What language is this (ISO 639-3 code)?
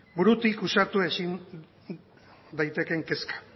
eus